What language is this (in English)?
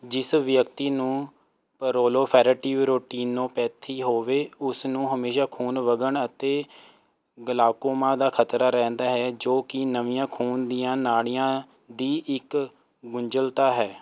Punjabi